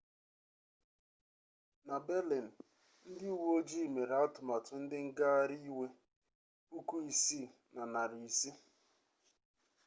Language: Igbo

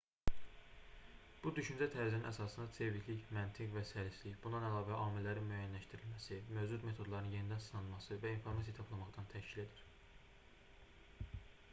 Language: Azerbaijani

